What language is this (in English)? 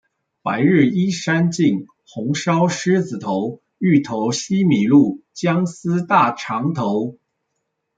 Chinese